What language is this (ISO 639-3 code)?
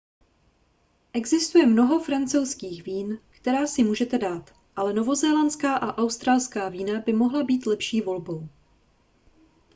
ces